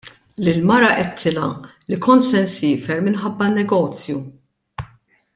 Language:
Maltese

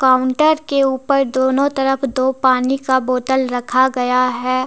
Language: Hindi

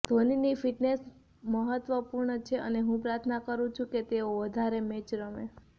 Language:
Gujarati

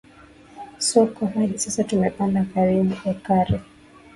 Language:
Swahili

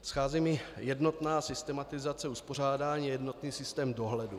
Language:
Czech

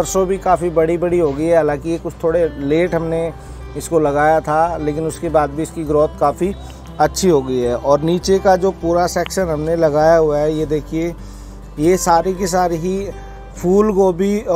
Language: Hindi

